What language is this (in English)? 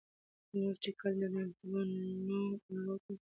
Pashto